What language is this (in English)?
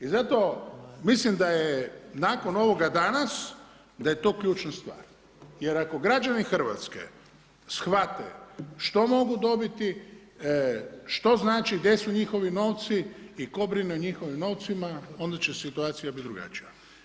Croatian